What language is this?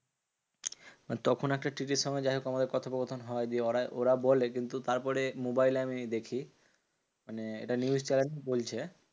Bangla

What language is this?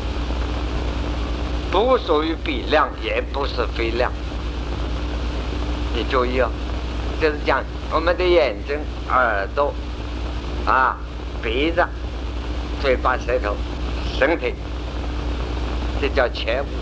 Chinese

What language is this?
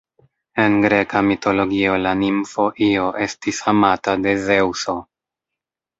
Esperanto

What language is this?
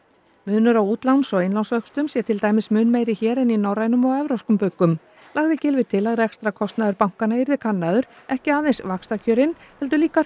Icelandic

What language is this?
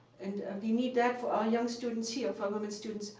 English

